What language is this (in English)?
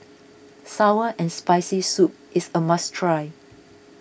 English